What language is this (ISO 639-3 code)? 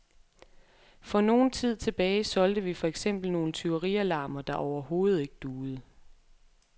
dan